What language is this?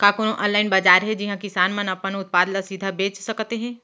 Chhattisgarhi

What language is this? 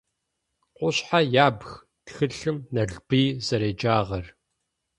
Adyghe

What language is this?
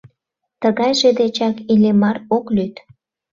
Mari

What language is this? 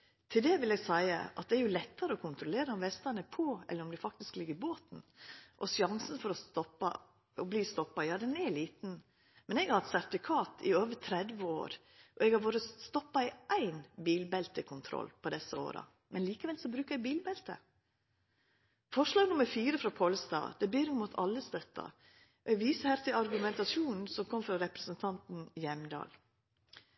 Norwegian Nynorsk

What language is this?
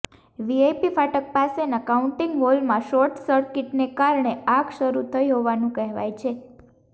Gujarati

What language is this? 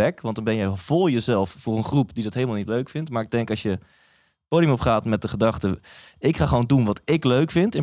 Dutch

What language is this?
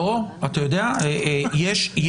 Hebrew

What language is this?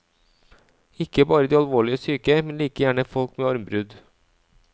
Norwegian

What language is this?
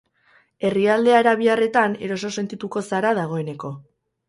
Basque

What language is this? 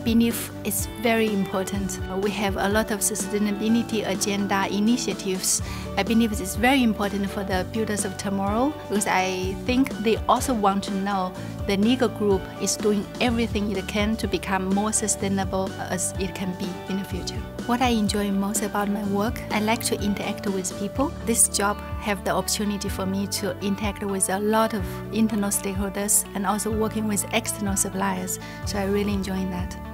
English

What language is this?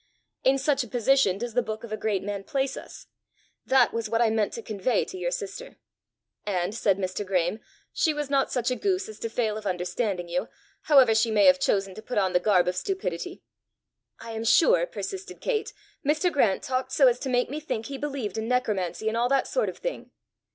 English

